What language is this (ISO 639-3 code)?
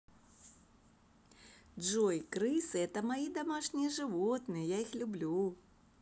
rus